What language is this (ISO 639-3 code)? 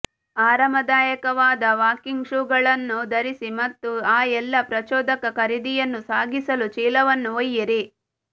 kan